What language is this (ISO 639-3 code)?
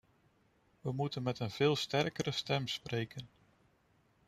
nld